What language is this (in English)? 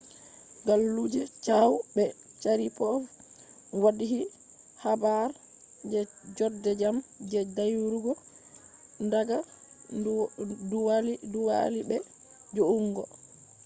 Fula